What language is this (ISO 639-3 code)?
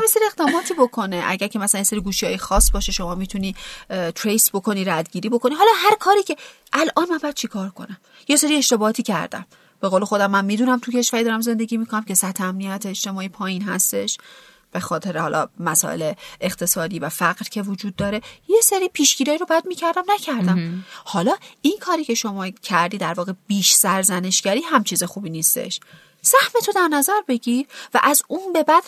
fas